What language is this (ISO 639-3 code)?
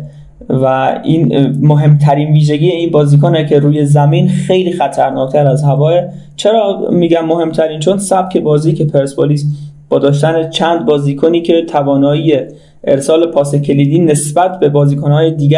fas